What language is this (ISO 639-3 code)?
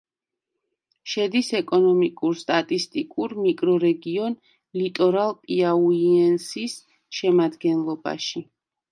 kat